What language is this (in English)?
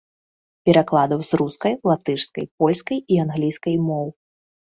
Belarusian